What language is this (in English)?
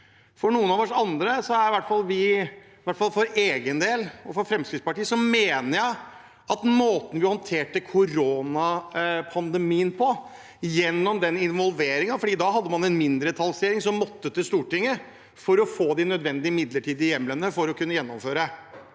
Norwegian